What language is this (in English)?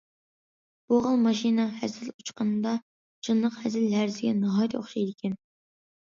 Uyghur